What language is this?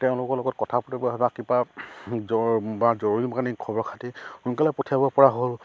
Assamese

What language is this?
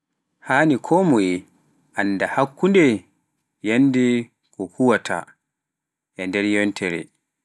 Pular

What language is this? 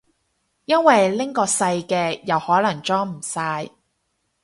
Cantonese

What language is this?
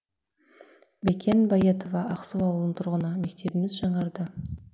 Kazakh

